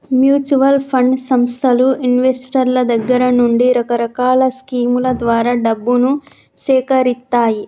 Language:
Telugu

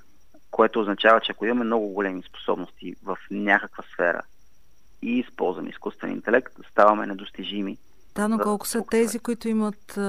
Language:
Bulgarian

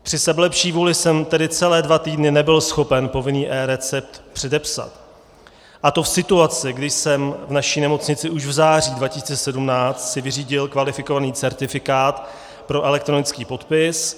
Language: Czech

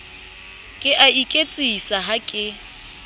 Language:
Southern Sotho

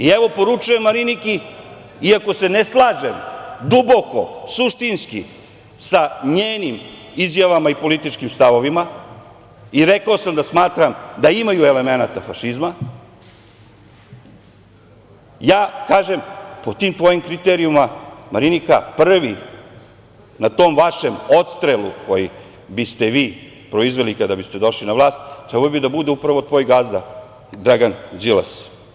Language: Serbian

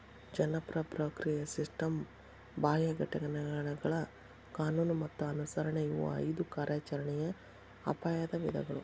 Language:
Kannada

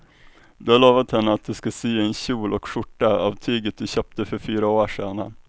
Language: Swedish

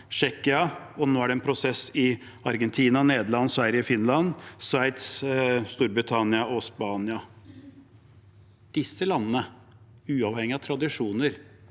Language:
Norwegian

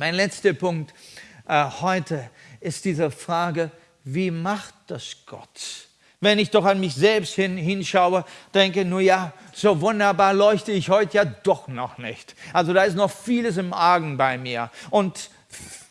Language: German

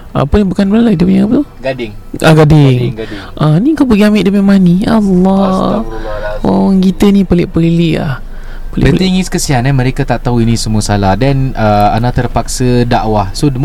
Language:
Malay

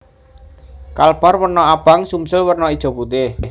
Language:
Javanese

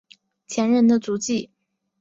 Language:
Chinese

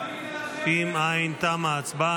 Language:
Hebrew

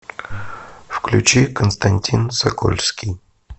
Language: Russian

